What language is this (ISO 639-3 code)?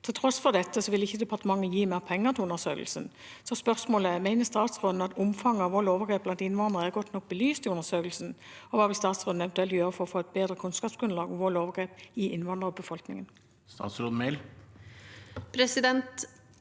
nor